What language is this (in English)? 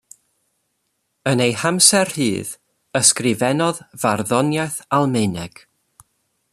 Welsh